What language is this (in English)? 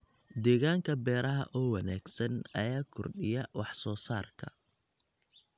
Somali